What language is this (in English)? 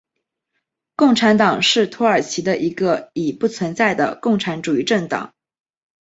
Chinese